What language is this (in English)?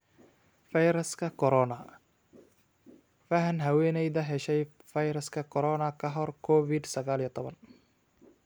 Somali